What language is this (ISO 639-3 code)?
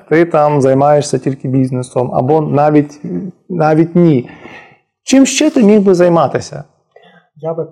ukr